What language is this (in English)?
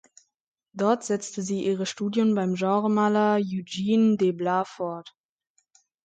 German